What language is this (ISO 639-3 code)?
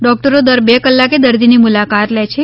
guj